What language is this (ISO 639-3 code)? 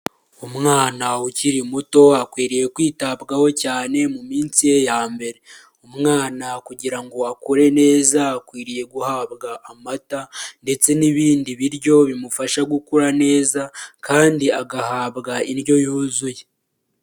kin